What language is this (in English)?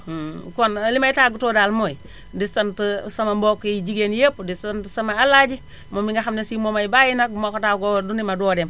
Wolof